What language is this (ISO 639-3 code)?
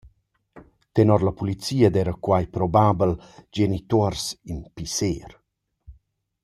roh